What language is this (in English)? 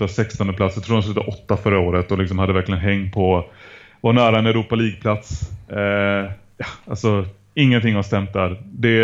Swedish